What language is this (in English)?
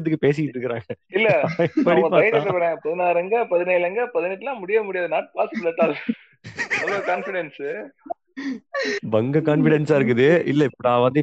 Tamil